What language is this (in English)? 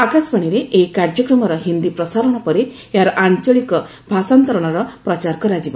Odia